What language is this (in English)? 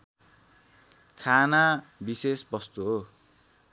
Nepali